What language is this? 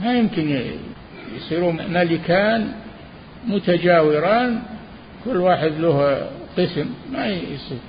Arabic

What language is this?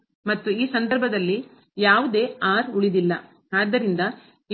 Kannada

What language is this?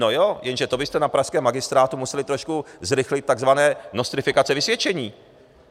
Czech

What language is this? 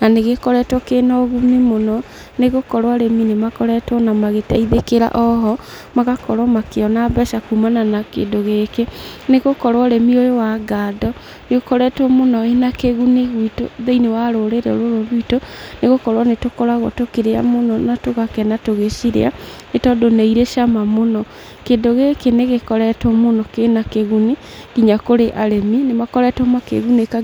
Kikuyu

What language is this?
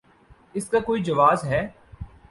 Urdu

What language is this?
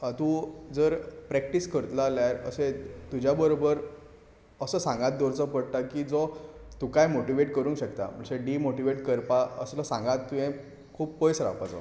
Konkani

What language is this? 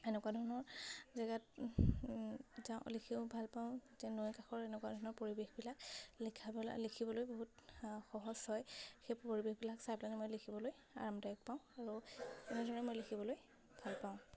Assamese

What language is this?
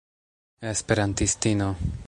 Esperanto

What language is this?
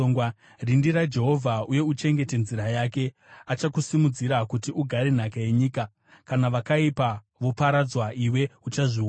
Shona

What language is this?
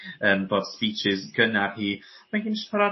Welsh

